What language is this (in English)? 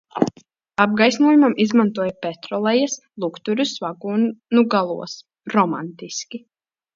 Latvian